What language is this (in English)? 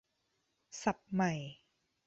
Thai